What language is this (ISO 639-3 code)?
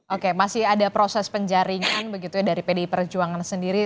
ind